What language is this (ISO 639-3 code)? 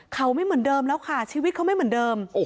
tha